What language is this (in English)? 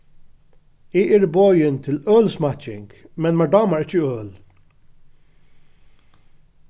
Faroese